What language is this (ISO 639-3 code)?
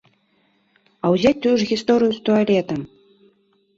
bel